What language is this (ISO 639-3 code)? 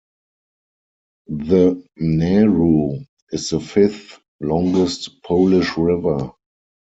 eng